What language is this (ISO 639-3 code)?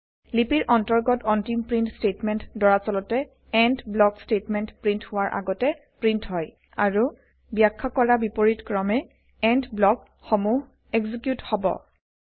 asm